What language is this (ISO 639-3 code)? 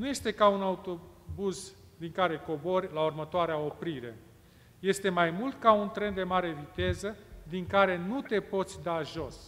ron